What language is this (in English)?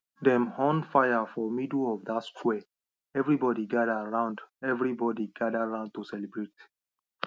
Nigerian Pidgin